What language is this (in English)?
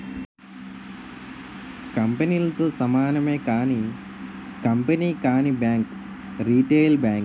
Telugu